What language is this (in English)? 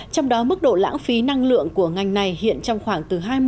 Vietnamese